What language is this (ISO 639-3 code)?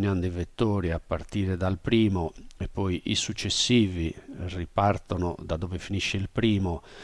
ita